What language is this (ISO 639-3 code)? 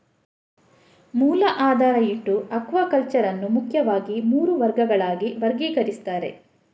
kan